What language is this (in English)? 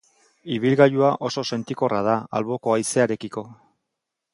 Basque